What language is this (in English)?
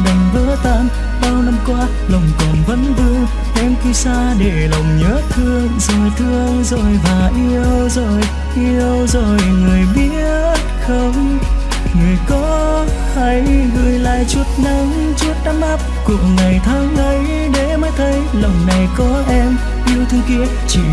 Vietnamese